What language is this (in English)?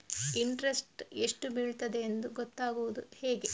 Kannada